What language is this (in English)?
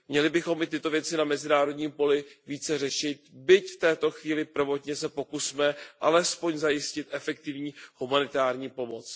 Czech